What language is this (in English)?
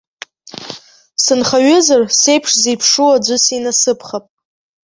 Abkhazian